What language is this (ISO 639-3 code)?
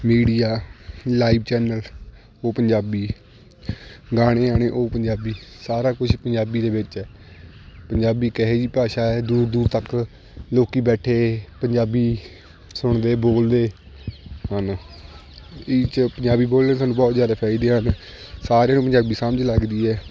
pan